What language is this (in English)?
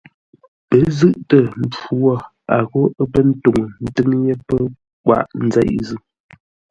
Ngombale